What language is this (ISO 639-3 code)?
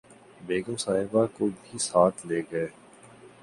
urd